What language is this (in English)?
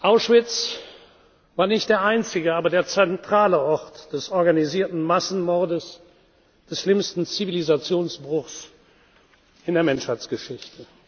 German